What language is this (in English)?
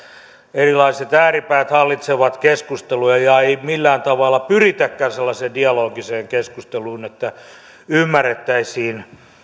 Finnish